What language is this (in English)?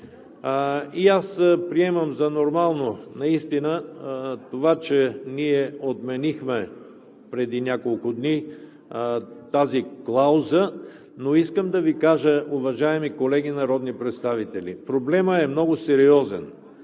Bulgarian